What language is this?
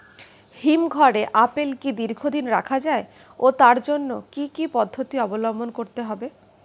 Bangla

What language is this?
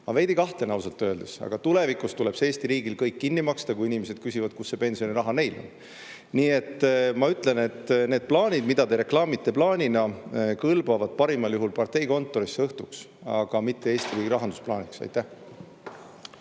Estonian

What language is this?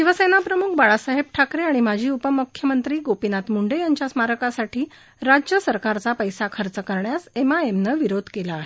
Marathi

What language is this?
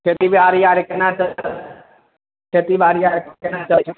Maithili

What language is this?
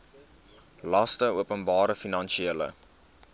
Afrikaans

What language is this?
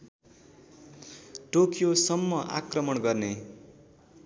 Nepali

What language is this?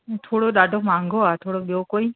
Sindhi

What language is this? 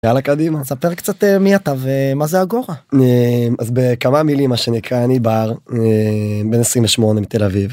Hebrew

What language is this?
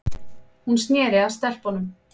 Icelandic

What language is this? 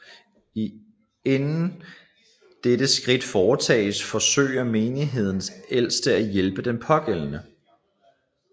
Danish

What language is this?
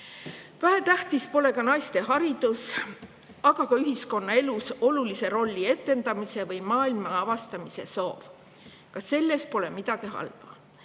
Estonian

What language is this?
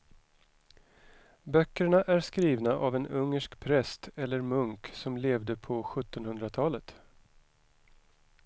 Swedish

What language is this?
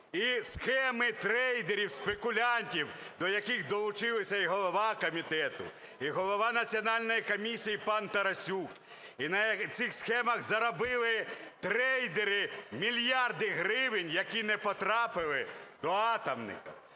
Ukrainian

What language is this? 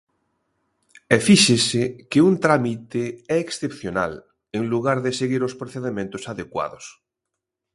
Galician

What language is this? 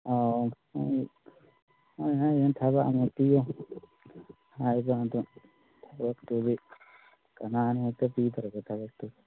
Manipuri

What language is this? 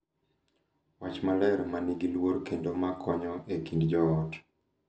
Luo (Kenya and Tanzania)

